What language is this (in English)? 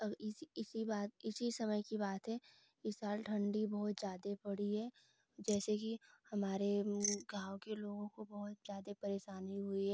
Hindi